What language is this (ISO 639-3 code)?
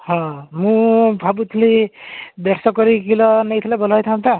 ori